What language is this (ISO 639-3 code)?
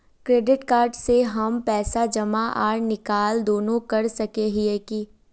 mag